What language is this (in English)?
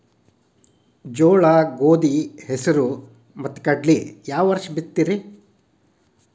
Kannada